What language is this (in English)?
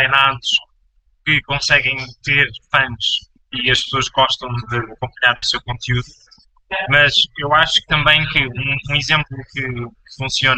Portuguese